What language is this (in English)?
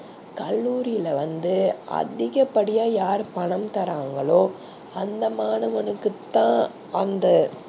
Tamil